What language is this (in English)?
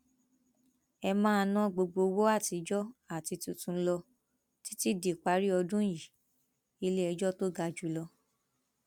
Yoruba